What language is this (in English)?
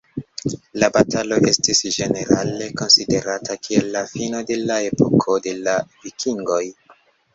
Esperanto